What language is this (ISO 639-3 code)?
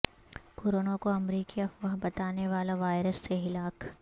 urd